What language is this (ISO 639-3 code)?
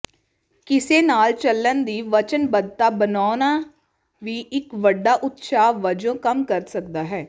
pan